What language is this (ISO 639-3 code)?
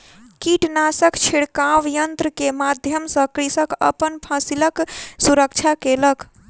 mai